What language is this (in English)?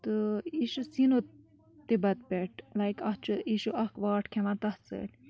Kashmiri